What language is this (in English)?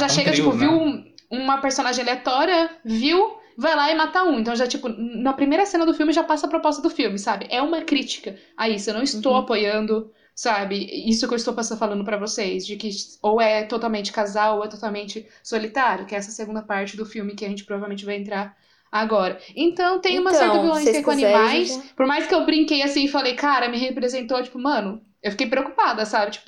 Portuguese